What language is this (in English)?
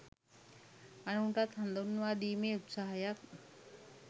Sinhala